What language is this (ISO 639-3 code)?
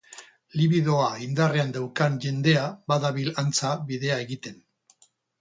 eus